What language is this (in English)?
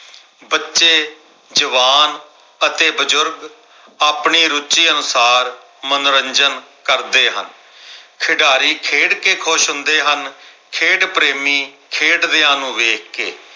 Punjabi